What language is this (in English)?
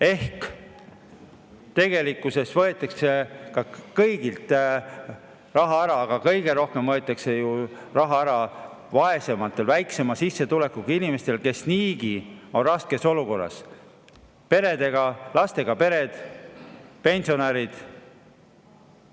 Estonian